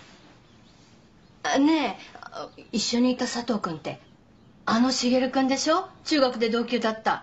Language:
Japanese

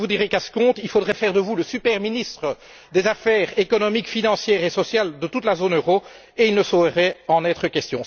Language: French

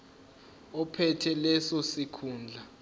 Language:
Zulu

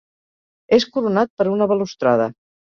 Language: Catalan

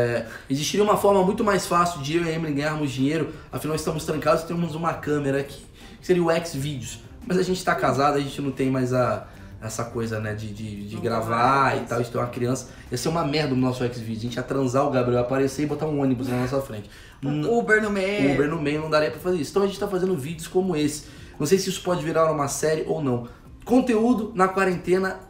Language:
Portuguese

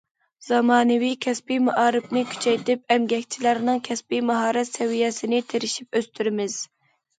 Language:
Uyghur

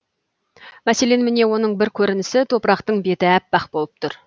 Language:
Kazakh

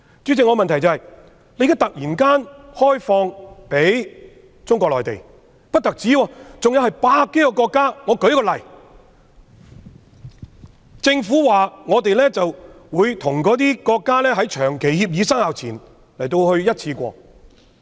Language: Cantonese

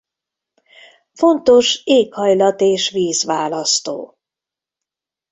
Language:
Hungarian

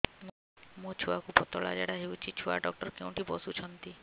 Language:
Odia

